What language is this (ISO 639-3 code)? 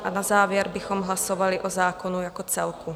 ces